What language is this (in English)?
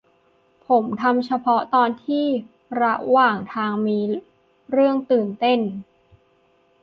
Thai